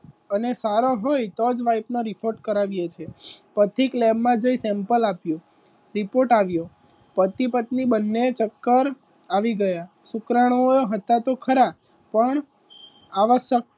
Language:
Gujarati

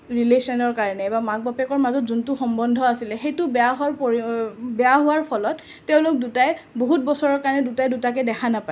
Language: Assamese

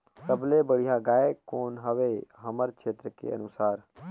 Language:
Chhattisgarhi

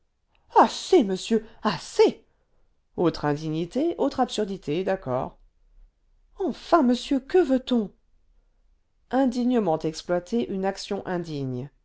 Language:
French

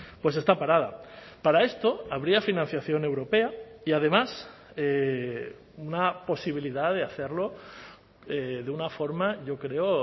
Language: Spanish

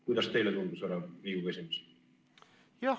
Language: Estonian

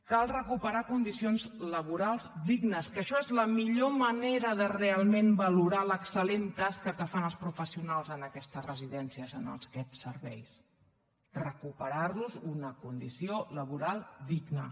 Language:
Catalan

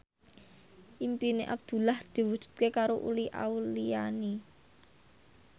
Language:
Javanese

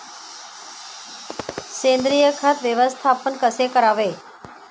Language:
Marathi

